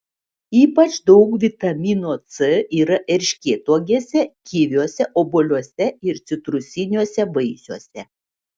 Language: Lithuanian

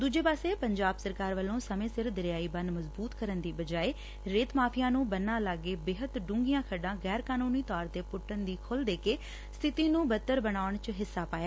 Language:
Punjabi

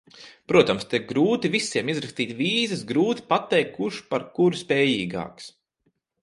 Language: Latvian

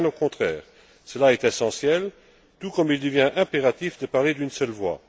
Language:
French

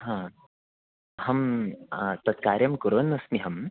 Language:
Sanskrit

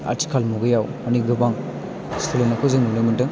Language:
Bodo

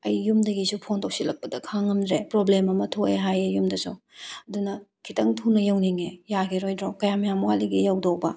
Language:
Manipuri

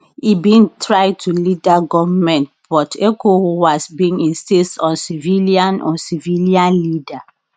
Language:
Nigerian Pidgin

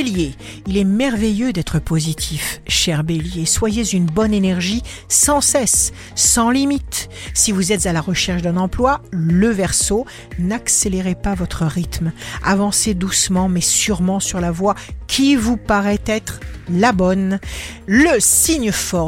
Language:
French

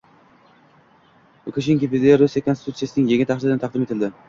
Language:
Uzbek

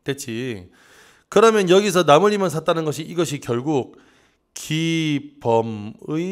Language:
Korean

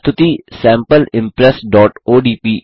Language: Hindi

